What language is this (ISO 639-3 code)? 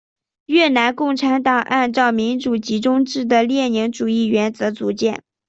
zho